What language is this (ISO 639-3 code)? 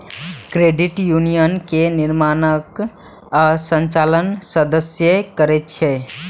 mai